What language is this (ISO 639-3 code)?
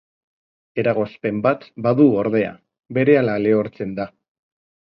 eus